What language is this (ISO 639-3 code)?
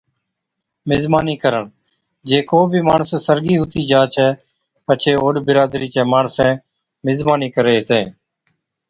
odk